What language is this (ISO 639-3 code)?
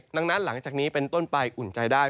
tha